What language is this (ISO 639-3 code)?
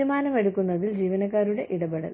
mal